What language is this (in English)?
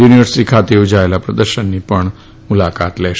Gujarati